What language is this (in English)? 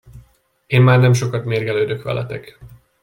Hungarian